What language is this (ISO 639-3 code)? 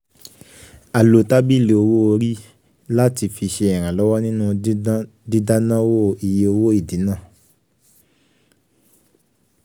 yor